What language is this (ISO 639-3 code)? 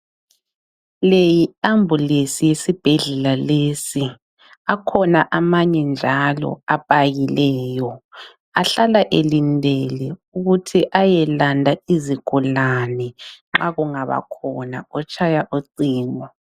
nde